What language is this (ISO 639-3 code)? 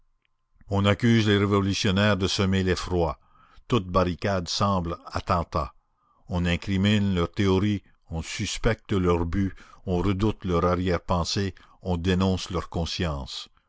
fra